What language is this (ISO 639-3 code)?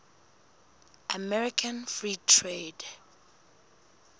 sot